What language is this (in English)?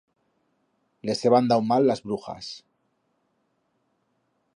Aragonese